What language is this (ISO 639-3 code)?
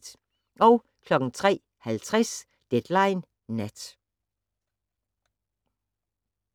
dan